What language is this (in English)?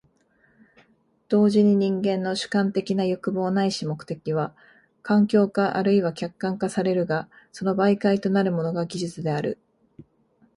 Japanese